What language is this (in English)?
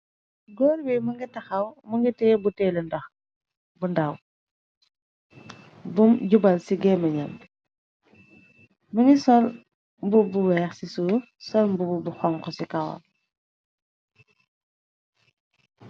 Wolof